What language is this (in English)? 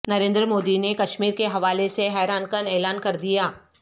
Urdu